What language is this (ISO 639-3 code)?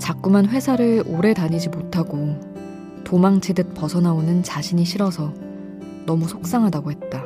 kor